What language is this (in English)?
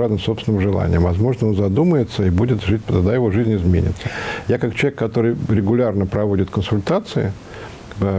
Russian